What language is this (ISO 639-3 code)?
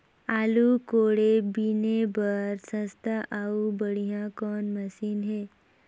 hne